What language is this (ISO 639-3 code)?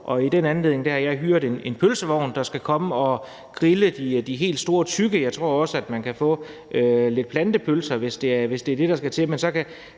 dan